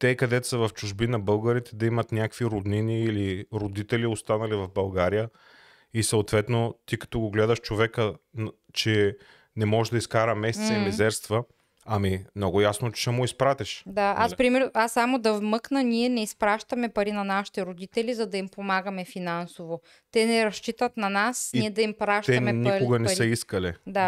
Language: Bulgarian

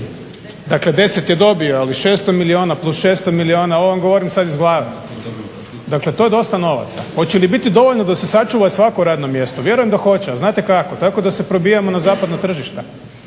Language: Croatian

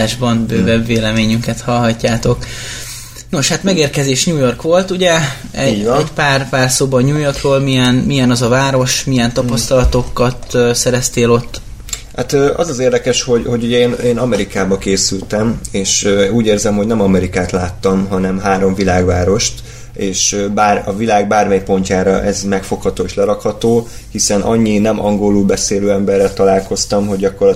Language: Hungarian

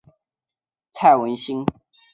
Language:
Chinese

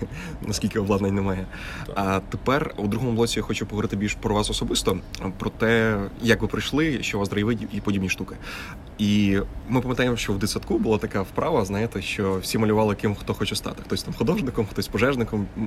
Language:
Ukrainian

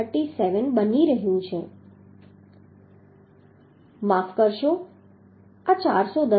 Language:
Gujarati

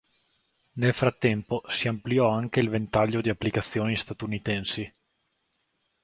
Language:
Italian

